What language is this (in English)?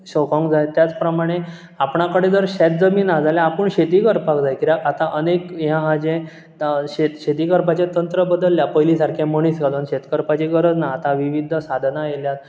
Konkani